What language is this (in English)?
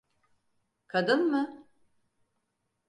Turkish